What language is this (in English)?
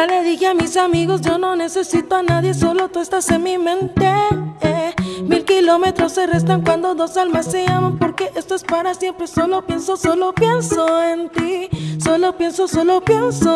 Italian